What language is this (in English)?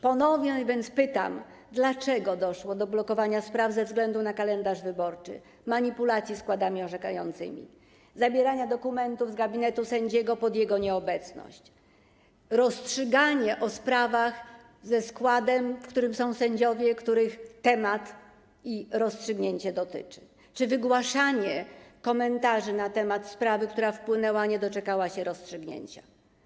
Polish